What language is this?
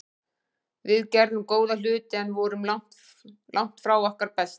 Icelandic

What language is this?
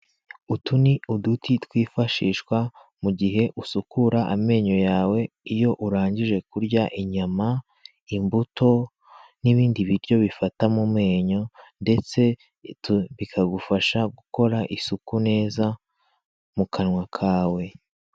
Kinyarwanda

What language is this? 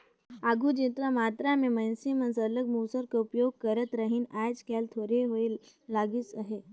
Chhattisgarhi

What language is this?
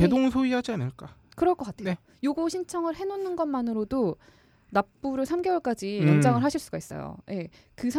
Korean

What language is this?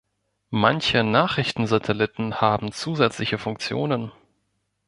German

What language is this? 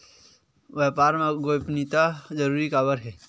Chhattisgarhi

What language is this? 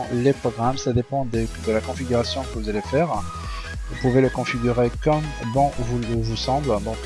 French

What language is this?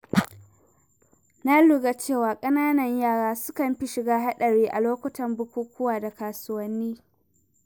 Hausa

